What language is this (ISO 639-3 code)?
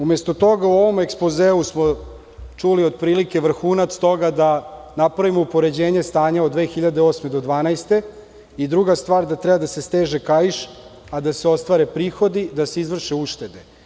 srp